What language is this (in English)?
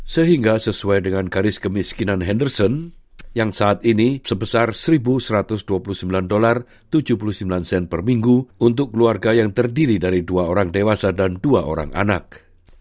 Indonesian